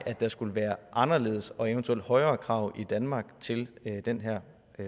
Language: Danish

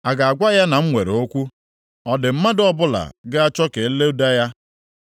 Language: Igbo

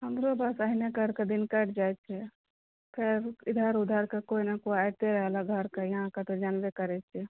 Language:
Maithili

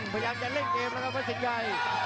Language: Thai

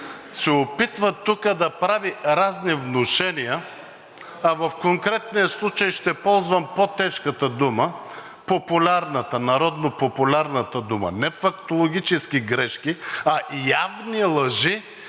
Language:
Bulgarian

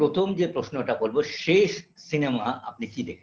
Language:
Bangla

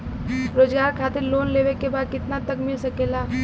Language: Bhojpuri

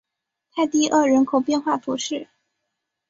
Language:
Chinese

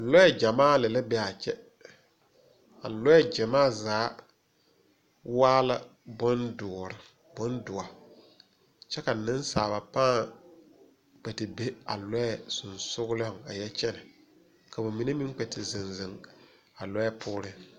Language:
Southern Dagaare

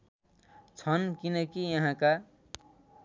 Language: Nepali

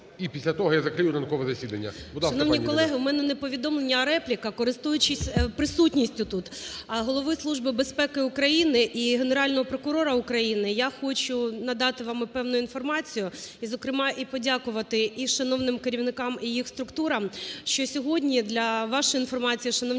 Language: Ukrainian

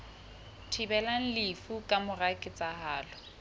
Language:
Southern Sotho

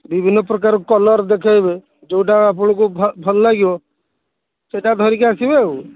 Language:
Odia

